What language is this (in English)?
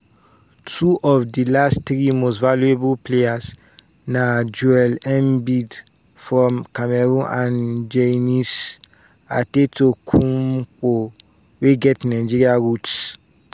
Nigerian Pidgin